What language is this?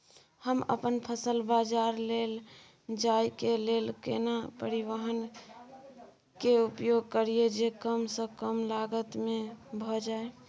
Maithili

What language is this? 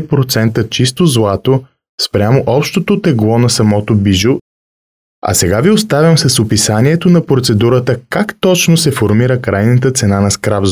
Bulgarian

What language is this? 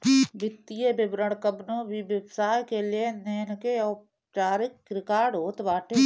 Bhojpuri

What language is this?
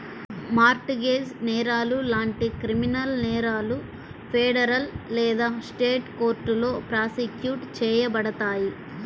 Telugu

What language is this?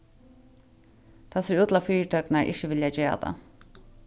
Faroese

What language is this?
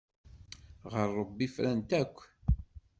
Kabyle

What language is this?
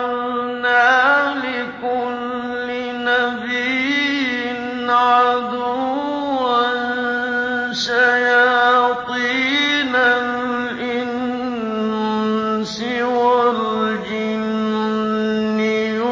Arabic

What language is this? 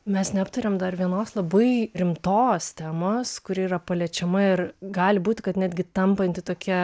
Lithuanian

